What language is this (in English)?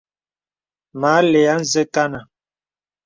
Bebele